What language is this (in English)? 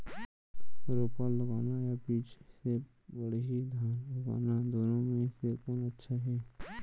Chhattisgarhi